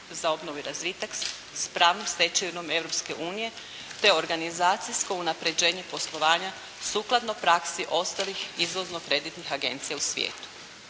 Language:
Croatian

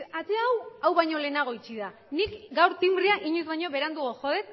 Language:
Basque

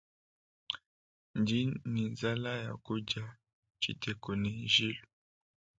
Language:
Luba-Lulua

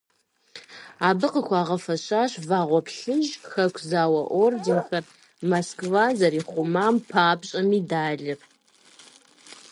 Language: Kabardian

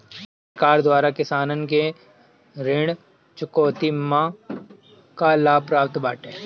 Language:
Bhojpuri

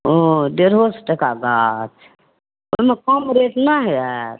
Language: Maithili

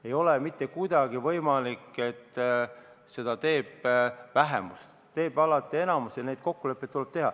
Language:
Estonian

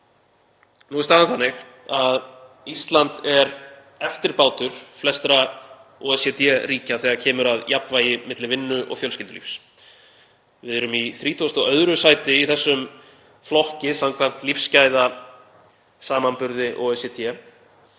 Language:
Icelandic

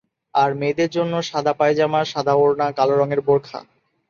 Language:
Bangla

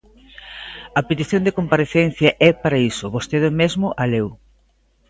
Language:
Galician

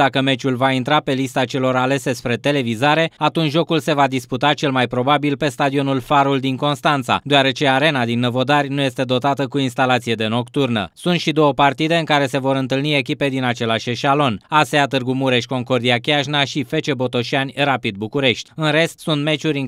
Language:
Romanian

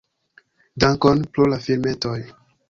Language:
Esperanto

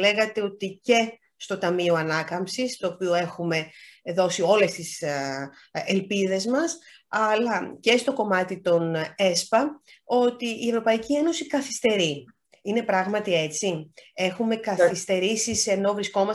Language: Greek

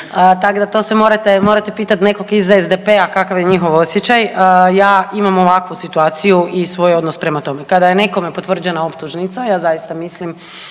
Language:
Croatian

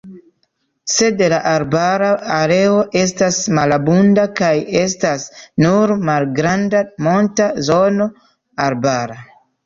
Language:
Esperanto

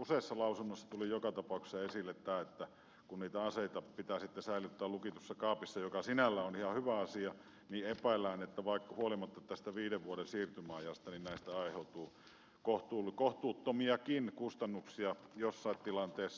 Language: Finnish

